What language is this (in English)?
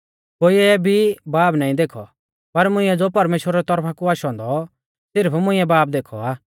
Mahasu Pahari